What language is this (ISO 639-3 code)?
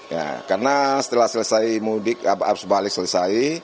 ind